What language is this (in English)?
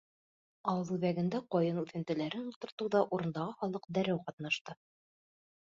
Bashkir